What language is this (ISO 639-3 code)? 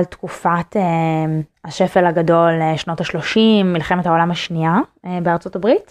heb